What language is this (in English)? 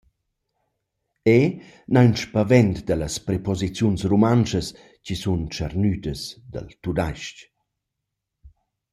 Romansh